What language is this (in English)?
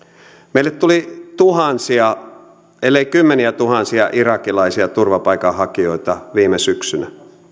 Finnish